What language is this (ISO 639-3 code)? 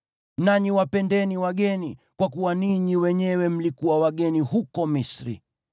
swa